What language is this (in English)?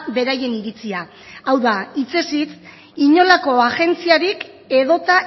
Basque